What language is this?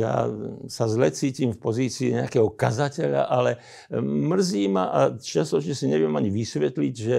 Slovak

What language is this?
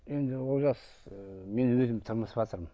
Kazakh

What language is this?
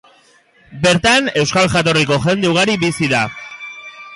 Basque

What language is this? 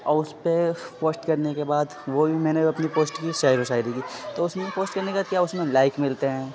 Urdu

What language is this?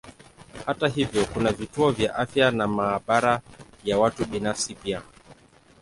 Swahili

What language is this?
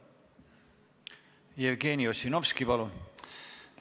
Estonian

